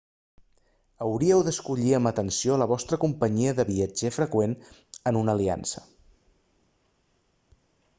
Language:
Catalan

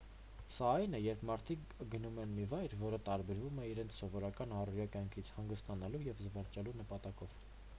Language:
Armenian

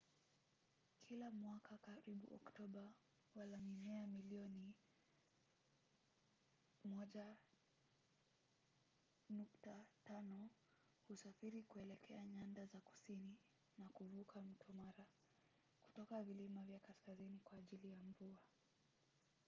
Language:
Swahili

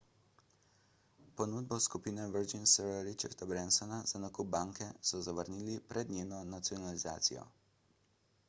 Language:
Slovenian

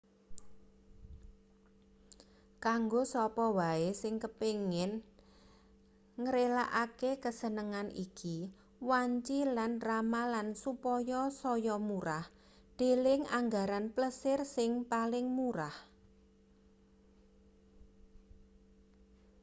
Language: Javanese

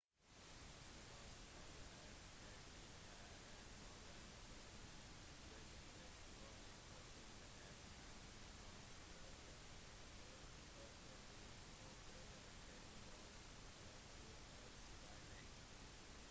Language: Norwegian Bokmål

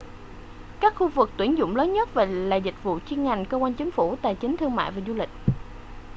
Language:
Vietnamese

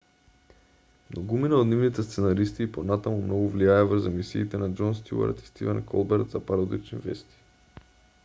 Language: Macedonian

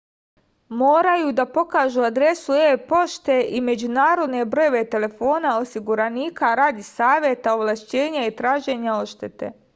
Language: Serbian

